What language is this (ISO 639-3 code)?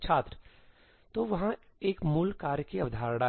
hin